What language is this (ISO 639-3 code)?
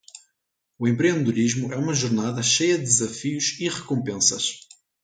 por